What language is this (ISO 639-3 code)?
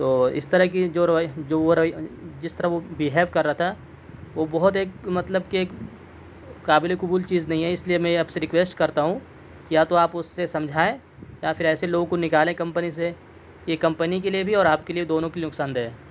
urd